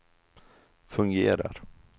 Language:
Swedish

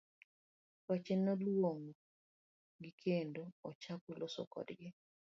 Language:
Luo (Kenya and Tanzania)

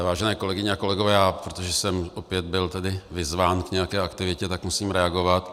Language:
Czech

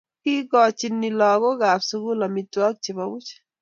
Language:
Kalenjin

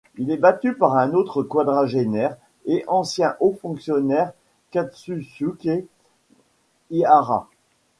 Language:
French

